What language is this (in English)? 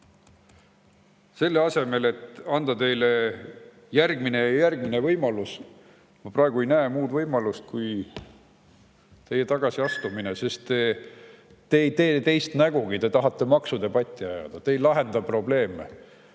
Estonian